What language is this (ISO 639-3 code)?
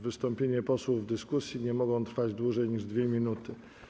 pol